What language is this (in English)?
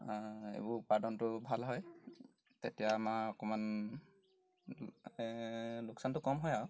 Assamese